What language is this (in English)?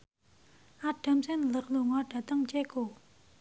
Javanese